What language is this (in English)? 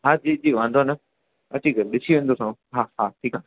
Sindhi